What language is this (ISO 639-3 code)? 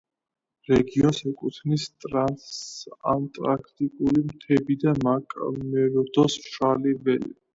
kat